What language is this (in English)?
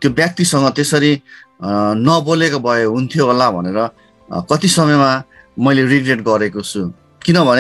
Hindi